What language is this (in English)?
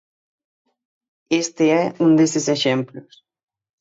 Galician